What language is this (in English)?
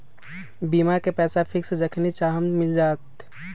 Magahi